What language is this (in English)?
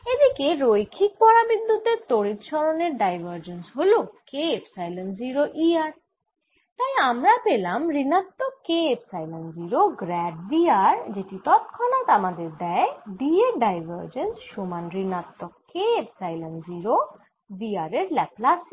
Bangla